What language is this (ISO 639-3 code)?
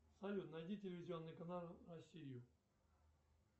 rus